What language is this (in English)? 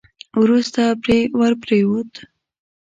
Pashto